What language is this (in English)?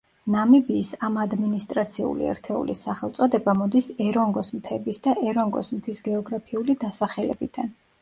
Georgian